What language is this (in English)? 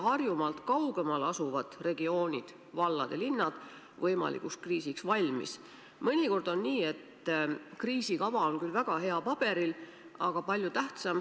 Estonian